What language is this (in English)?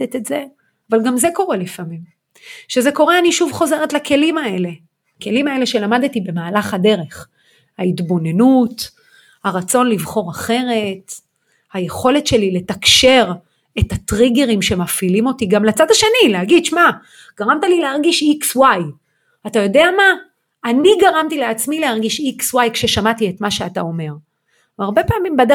Hebrew